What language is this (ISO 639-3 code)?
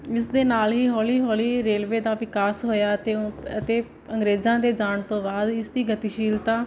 pan